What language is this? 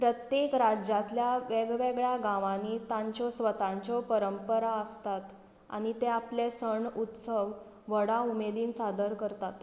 Konkani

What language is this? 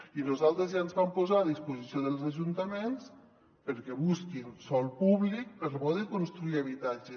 Catalan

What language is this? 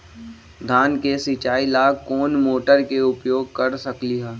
Magahi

